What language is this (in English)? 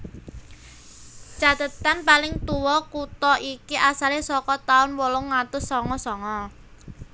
Javanese